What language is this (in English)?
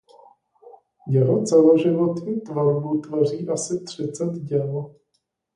Czech